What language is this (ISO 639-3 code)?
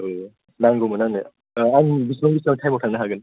brx